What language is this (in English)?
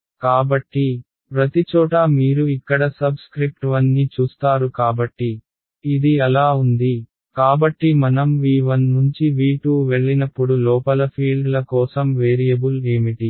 Telugu